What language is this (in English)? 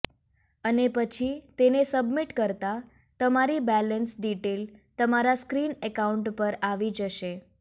Gujarati